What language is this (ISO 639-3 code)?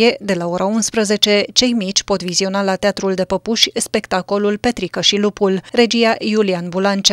ron